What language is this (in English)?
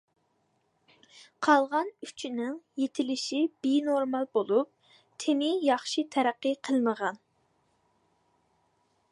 Uyghur